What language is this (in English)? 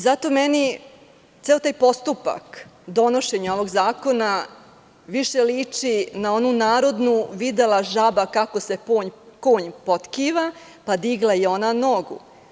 Serbian